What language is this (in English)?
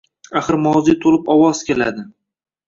Uzbek